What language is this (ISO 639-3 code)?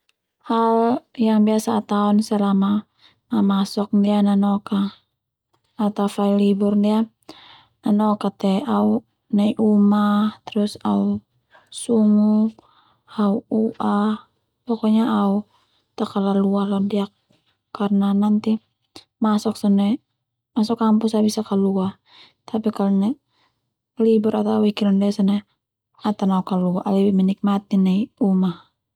twu